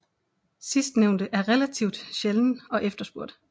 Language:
Danish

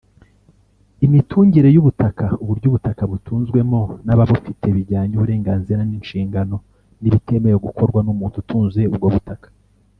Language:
Kinyarwanda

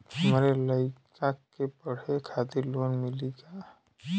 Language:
Bhojpuri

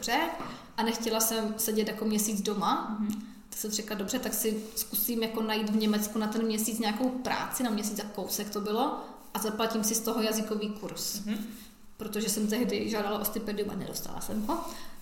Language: Czech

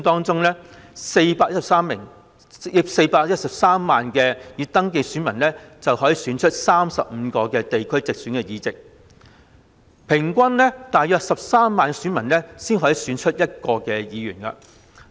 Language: Cantonese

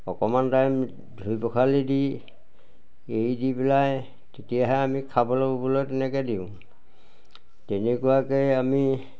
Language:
Assamese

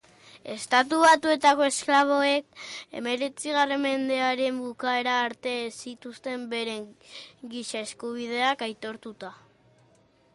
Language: Basque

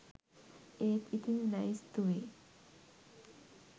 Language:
Sinhala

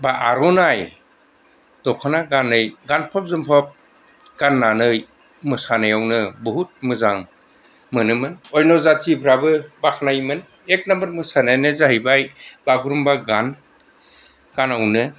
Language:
Bodo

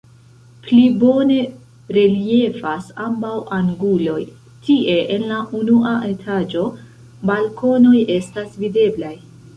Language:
Esperanto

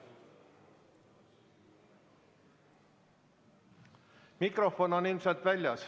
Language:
Estonian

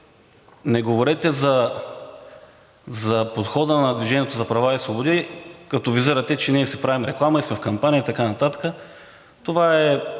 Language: Bulgarian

